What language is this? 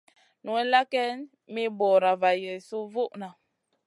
Masana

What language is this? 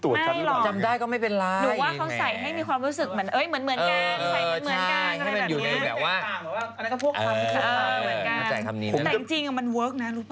Thai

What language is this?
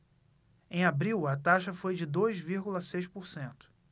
Portuguese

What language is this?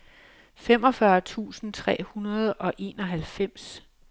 Danish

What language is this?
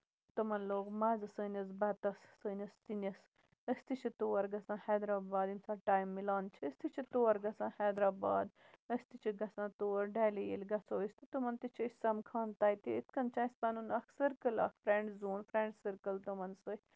Kashmiri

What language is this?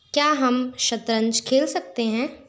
Hindi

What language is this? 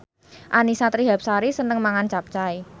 Javanese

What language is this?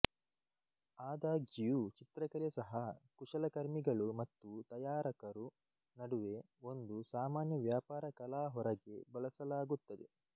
Kannada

